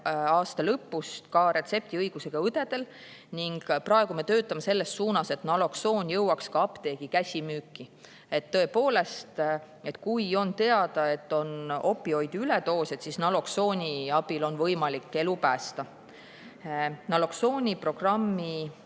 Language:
Estonian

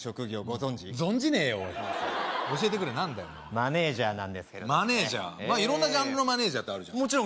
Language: Japanese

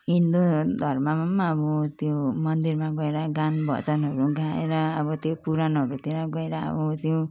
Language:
Nepali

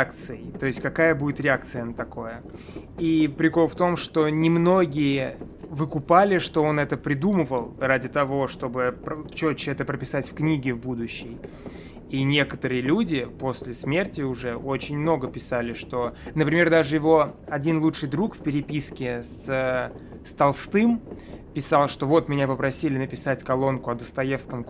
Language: Russian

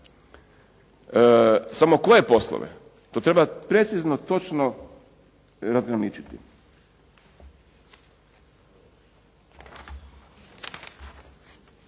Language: Croatian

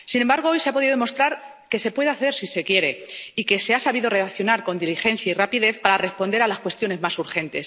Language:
Spanish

